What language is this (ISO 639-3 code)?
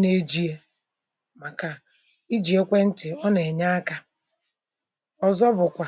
ibo